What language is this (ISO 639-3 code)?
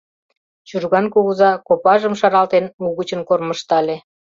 chm